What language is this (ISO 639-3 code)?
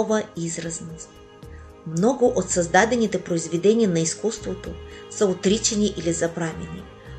bul